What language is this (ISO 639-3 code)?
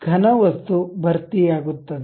kan